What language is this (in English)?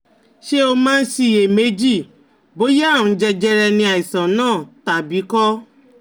Yoruba